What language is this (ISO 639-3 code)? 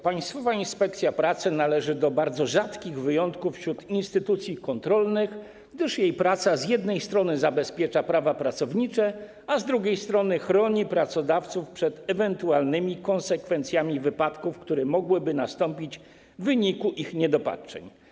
pol